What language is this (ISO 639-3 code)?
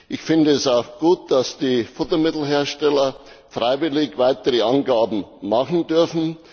deu